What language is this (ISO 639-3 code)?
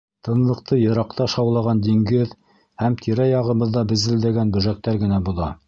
bak